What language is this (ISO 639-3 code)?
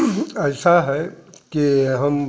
hin